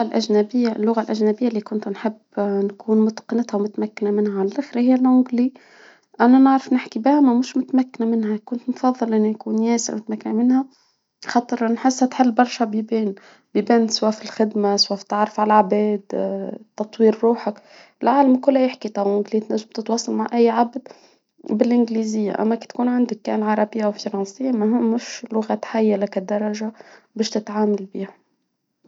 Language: Tunisian Arabic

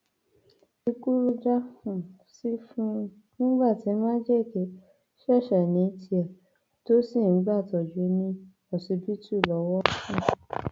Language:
Yoruba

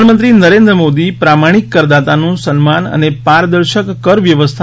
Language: Gujarati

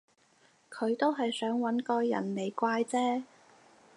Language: Cantonese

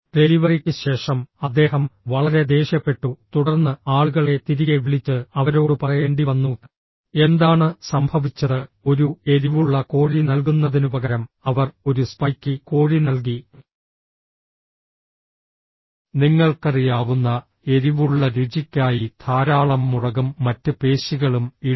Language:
Malayalam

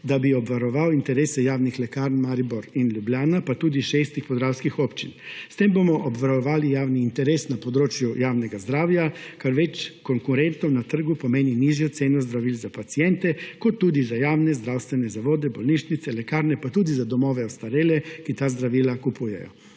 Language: Slovenian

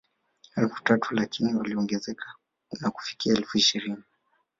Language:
Swahili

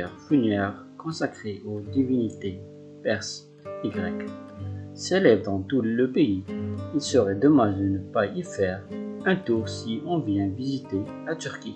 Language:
French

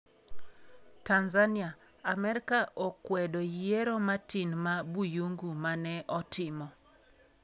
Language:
Luo (Kenya and Tanzania)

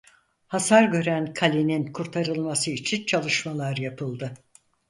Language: Turkish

